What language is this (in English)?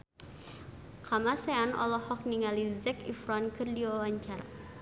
Sundanese